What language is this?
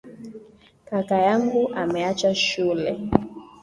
Swahili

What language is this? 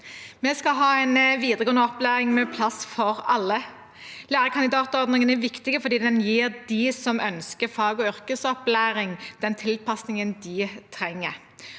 Norwegian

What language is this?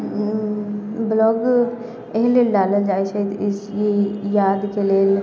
Maithili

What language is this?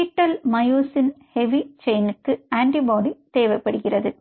Tamil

